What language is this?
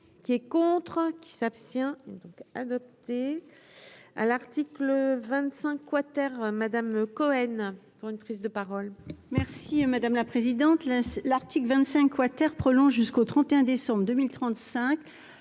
French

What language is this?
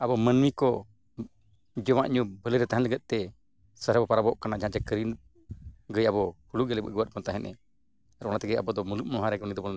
Santali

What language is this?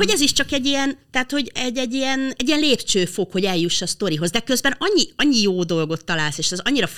Hungarian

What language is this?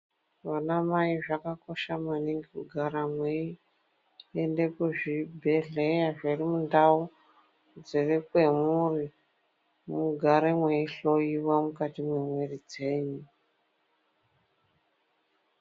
Ndau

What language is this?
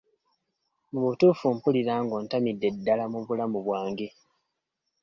Ganda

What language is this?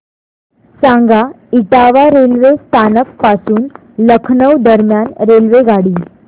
Marathi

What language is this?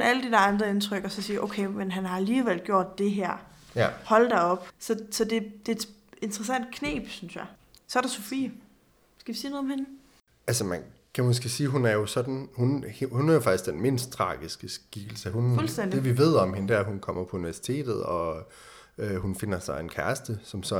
Danish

